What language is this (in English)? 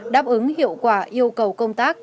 Vietnamese